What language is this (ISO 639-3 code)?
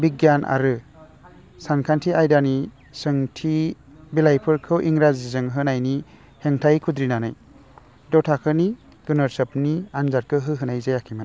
brx